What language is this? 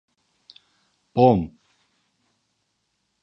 Turkish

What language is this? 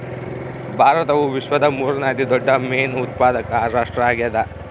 Kannada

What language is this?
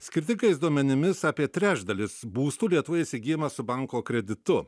Lithuanian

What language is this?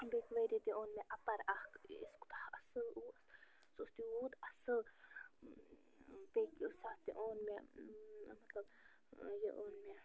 Kashmiri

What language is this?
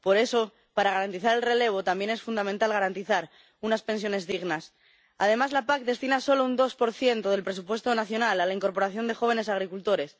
Spanish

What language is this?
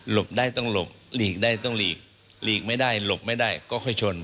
Thai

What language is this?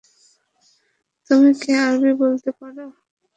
Bangla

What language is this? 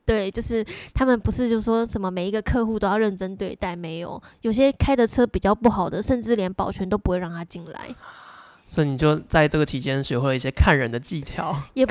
Chinese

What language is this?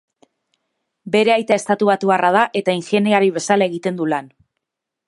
Basque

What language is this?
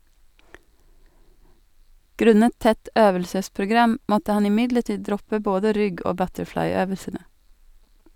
Norwegian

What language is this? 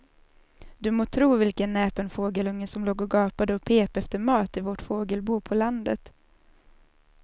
Swedish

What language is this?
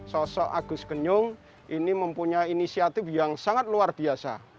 Indonesian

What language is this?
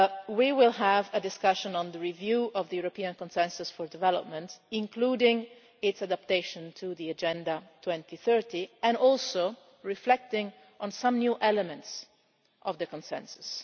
English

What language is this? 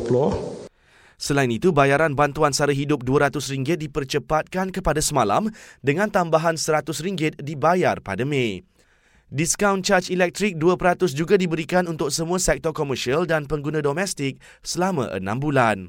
Malay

